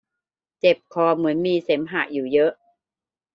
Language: Thai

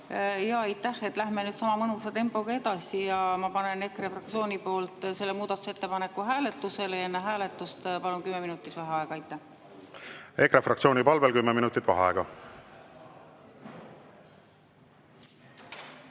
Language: Estonian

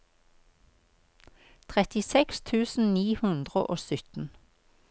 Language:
Norwegian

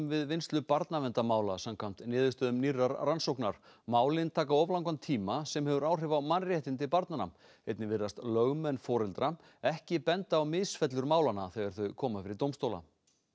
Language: Icelandic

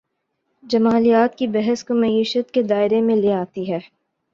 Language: Urdu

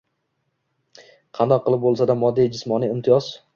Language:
Uzbek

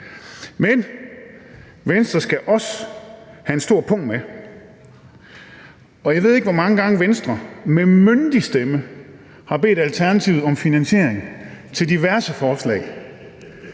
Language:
Danish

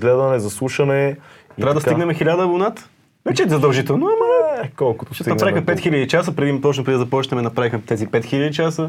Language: Bulgarian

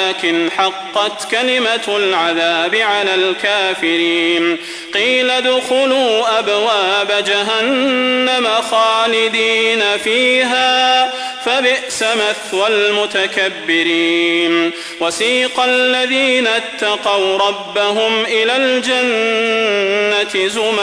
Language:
Arabic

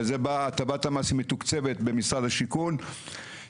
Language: Hebrew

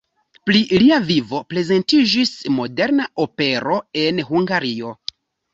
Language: Esperanto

